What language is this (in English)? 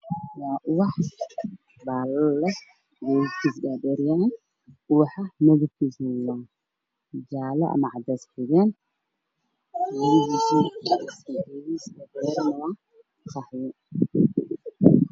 Somali